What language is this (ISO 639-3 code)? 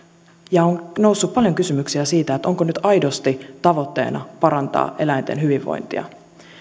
fin